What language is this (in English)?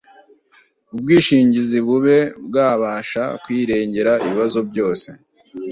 Kinyarwanda